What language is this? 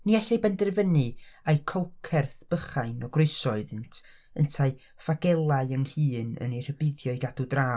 Welsh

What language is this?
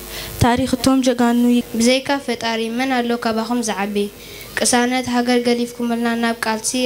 Arabic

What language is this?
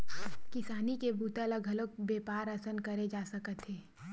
Chhattisgarhi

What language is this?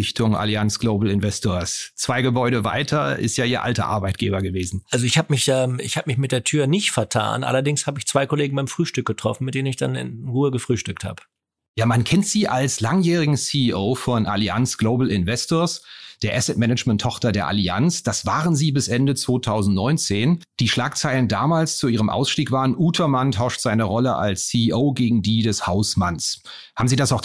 German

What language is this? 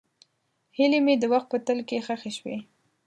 Pashto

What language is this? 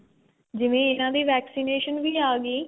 Punjabi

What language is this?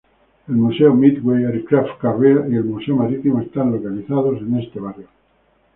Spanish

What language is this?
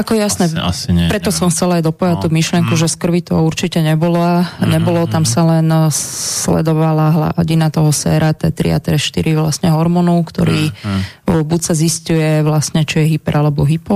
Slovak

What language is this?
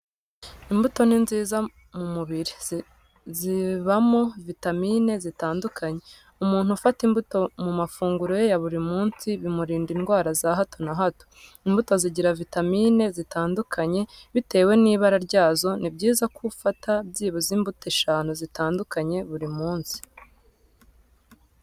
Kinyarwanda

